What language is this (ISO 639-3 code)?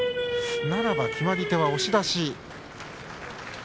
jpn